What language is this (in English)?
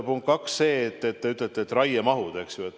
Estonian